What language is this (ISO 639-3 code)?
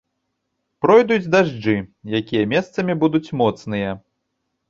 bel